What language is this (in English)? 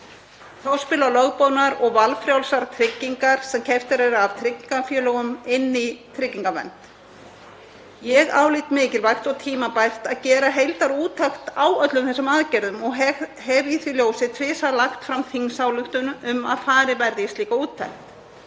Icelandic